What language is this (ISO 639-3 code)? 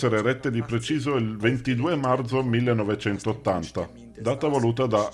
ita